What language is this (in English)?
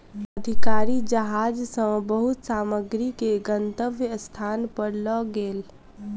Maithili